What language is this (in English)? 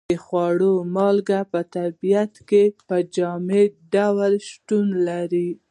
Pashto